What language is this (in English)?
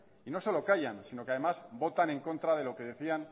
Spanish